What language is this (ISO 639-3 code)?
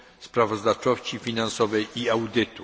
pol